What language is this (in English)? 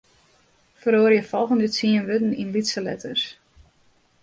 Western Frisian